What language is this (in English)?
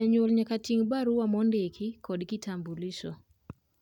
Luo (Kenya and Tanzania)